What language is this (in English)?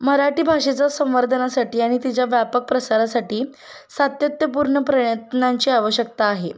Marathi